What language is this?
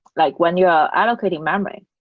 English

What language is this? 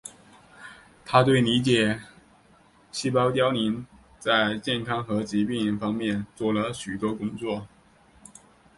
Chinese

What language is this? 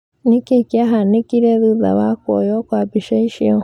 Kikuyu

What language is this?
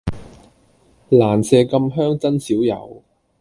Cantonese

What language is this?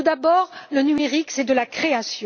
French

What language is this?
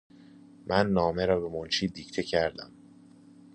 Persian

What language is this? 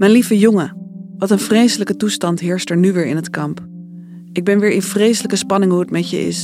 Dutch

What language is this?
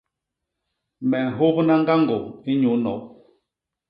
Basaa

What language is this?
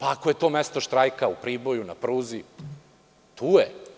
Serbian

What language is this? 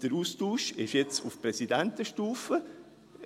Swiss German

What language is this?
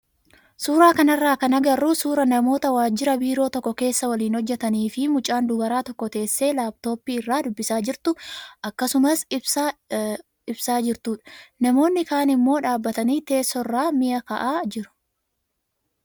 Oromo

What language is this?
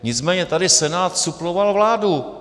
Czech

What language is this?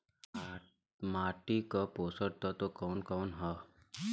Bhojpuri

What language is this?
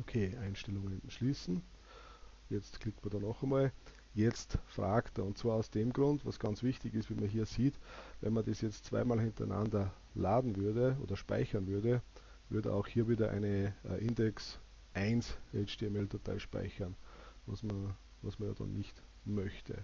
German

